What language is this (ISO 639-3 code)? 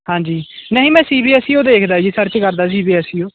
pan